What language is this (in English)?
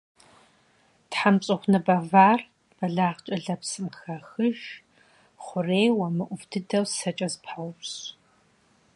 Kabardian